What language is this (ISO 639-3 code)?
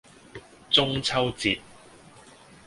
yue